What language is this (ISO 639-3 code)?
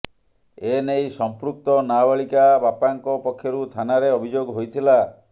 ori